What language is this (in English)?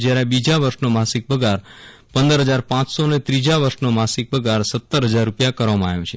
Gujarati